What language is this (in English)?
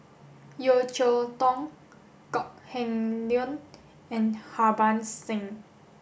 English